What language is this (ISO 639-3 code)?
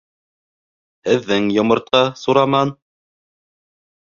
bak